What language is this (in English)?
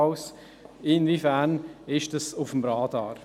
Swiss German